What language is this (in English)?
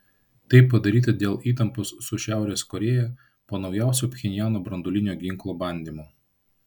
Lithuanian